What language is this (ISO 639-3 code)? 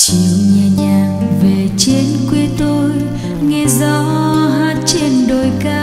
vie